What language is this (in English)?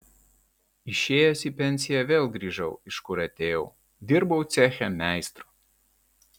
Lithuanian